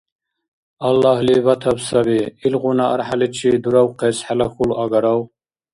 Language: Dargwa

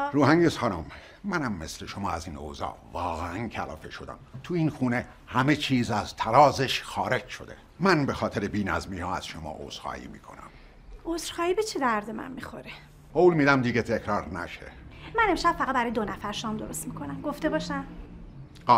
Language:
Persian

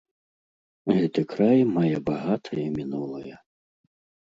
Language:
Belarusian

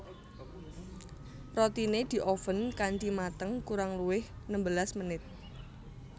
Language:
Javanese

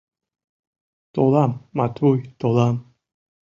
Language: Mari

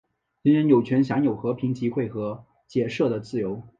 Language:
Chinese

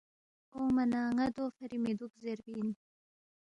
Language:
Balti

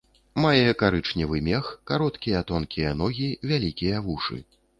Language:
Belarusian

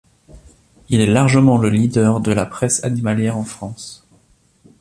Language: French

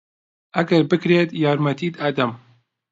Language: Central Kurdish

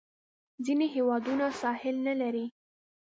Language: Pashto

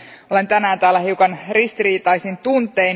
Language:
Finnish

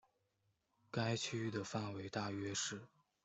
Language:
Chinese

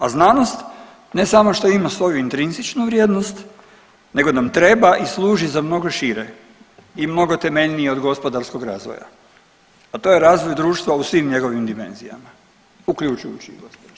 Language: Croatian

